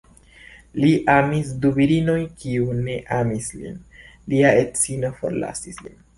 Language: Esperanto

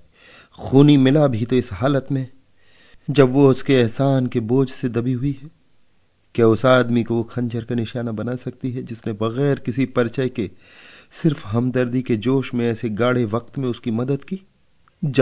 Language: Hindi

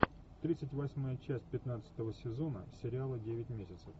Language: Russian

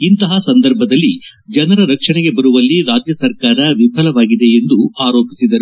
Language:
Kannada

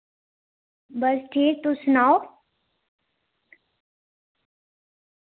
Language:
Dogri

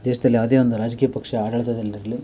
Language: Kannada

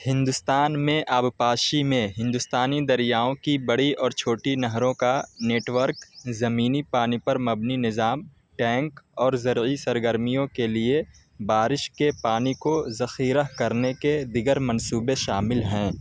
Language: Urdu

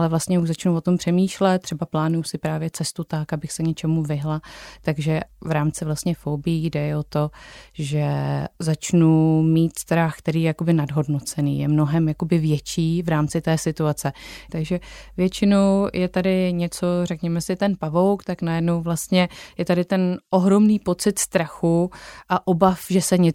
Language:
Czech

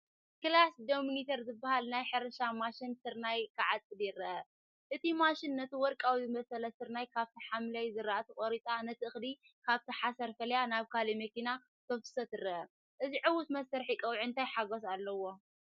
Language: Tigrinya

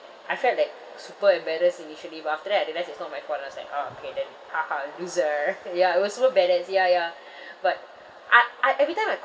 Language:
English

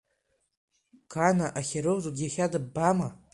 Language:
Abkhazian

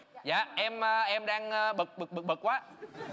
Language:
Vietnamese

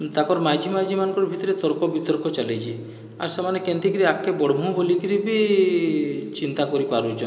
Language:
Odia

